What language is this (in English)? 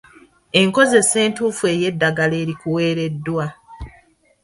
Ganda